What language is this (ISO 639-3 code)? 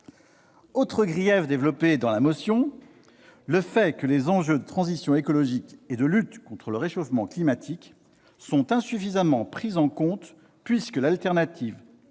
fra